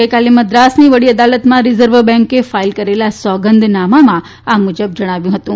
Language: Gujarati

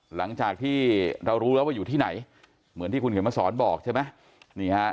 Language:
Thai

